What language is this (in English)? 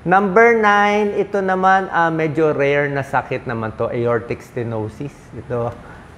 Filipino